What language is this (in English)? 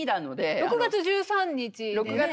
Japanese